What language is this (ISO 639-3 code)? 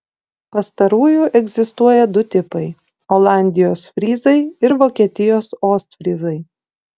lit